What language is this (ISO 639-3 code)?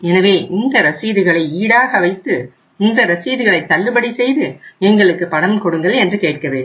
tam